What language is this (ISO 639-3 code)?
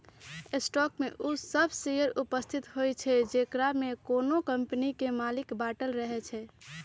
mag